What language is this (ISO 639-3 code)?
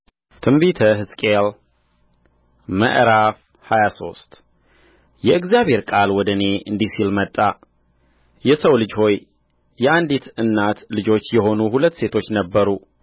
amh